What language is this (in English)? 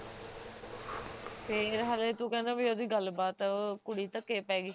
Punjabi